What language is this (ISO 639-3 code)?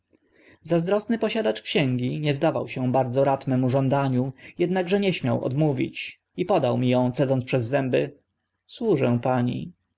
pol